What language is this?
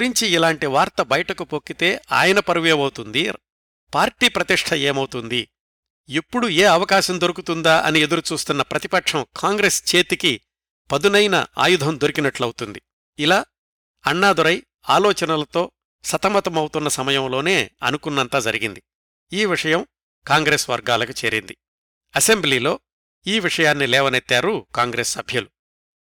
Telugu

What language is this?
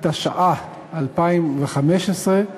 Hebrew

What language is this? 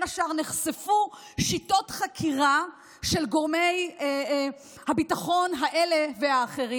Hebrew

